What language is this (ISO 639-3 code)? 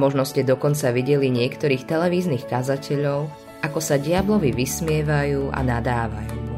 slk